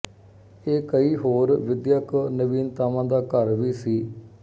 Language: Punjabi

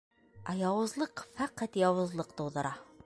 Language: Bashkir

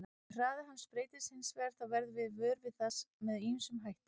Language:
Icelandic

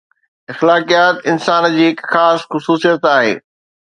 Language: Sindhi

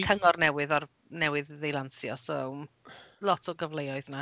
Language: Welsh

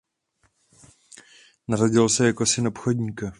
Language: Czech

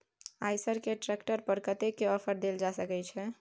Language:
Maithili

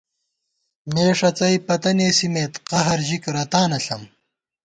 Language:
Gawar-Bati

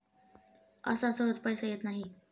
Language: Marathi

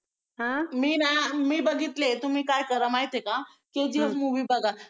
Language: Marathi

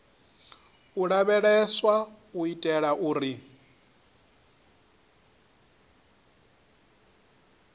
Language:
Venda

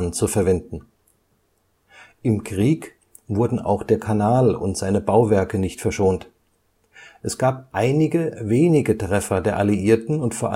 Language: German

